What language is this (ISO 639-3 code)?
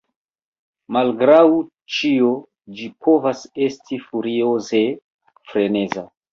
epo